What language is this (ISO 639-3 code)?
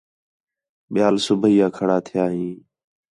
xhe